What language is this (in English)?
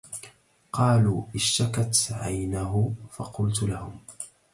Arabic